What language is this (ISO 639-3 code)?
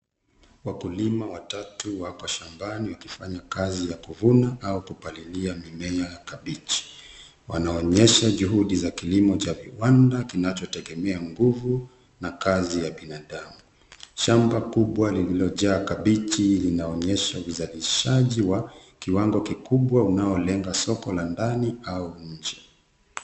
swa